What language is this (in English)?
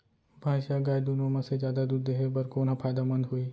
Chhattisgarhi